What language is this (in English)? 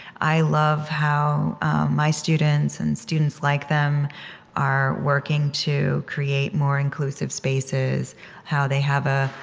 English